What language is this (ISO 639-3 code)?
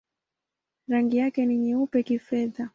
swa